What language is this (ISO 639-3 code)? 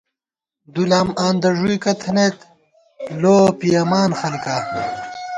gwt